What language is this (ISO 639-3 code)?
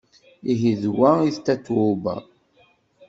kab